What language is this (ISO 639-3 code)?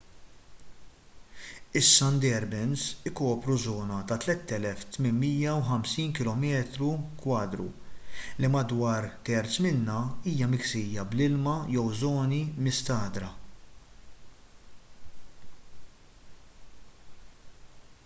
mlt